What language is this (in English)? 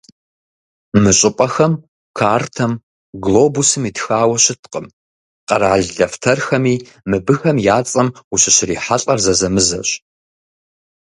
Kabardian